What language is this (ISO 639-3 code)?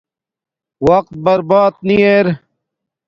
dmk